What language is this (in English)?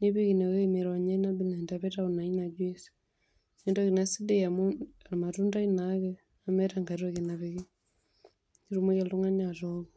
Masai